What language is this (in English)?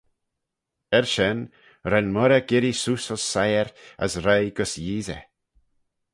Manx